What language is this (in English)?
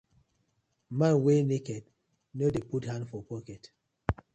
Nigerian Pidgin